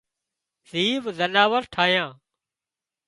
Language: Wadiyara Koli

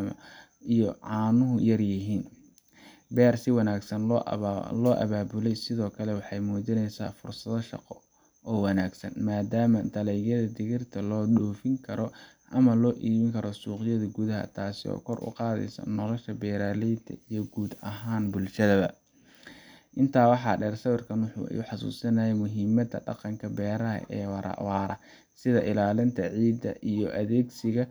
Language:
Somali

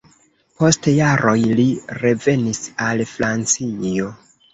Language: Esperanto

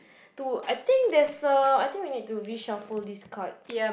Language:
English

